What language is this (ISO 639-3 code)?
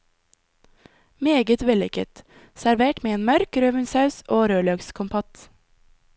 nor